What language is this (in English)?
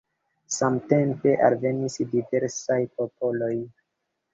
Esperanto